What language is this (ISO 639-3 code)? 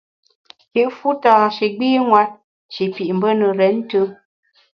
bax